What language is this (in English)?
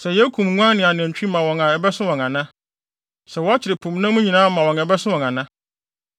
Akan